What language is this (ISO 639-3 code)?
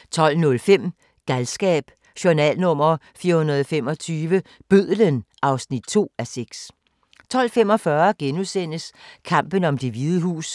dan